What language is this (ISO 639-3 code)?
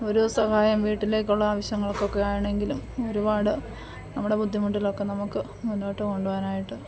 mal